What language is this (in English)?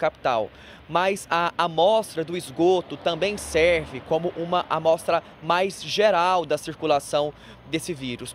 Portuguese